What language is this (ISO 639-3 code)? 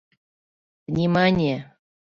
chm